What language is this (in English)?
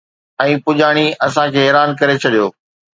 Sindhi